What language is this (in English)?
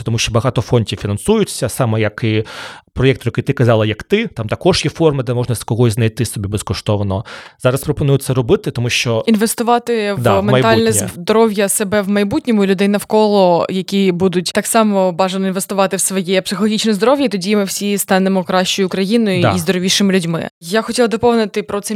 Ukrainian